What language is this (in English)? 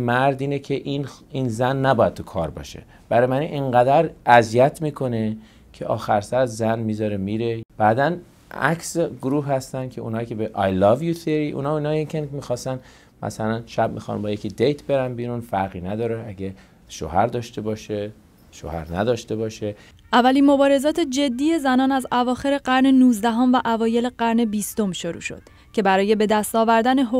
Persian